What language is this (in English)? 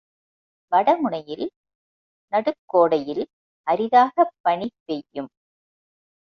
Tamil